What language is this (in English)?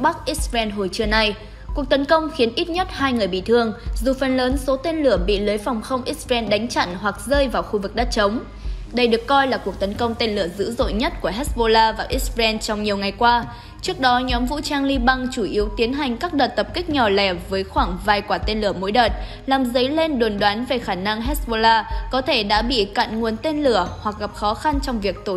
Vietnamese